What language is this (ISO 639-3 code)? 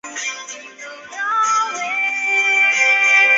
zho